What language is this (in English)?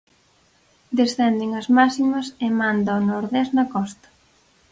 Galician